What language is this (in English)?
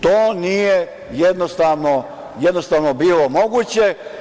Serbian